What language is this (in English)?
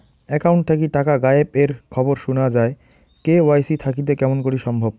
Bangla